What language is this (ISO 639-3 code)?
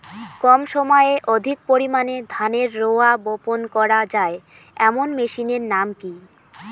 ben